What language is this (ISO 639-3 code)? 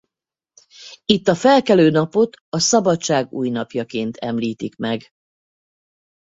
hun